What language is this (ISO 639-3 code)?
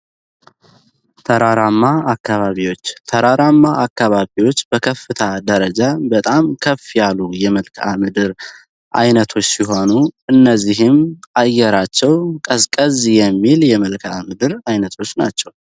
amh